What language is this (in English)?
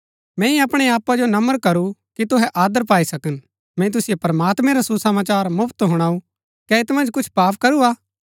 Gaddi